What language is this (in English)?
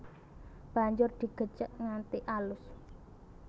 Javanese